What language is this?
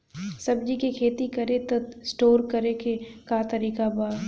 Bhojpuri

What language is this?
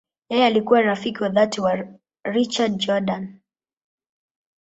Swahili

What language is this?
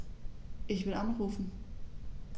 German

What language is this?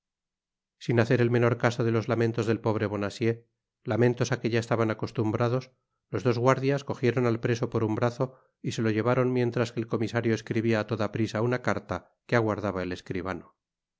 Spanish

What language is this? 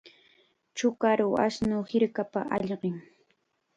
Chiquián Ancash Quechua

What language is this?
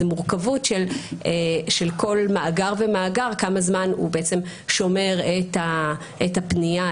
Hebrew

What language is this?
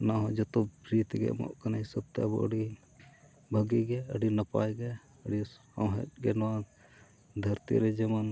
Santali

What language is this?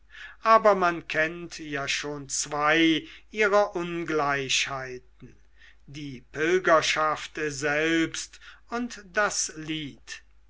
German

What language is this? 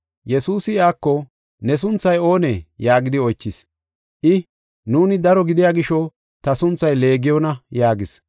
Gofa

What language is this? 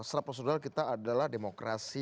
Indonesian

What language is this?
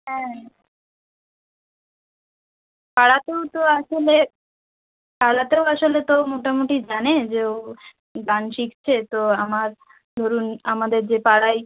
Bangla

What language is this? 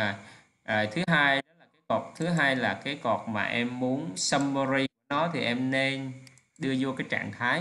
Vietnamese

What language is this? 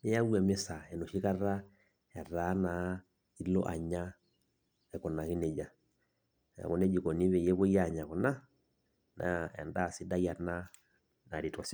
Masai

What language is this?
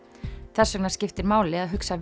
Icelandic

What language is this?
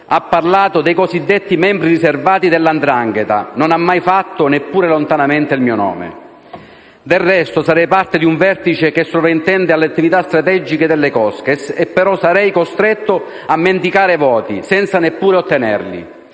Italian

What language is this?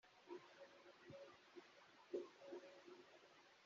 Kinyarwanda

